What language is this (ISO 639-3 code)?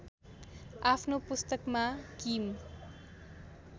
nep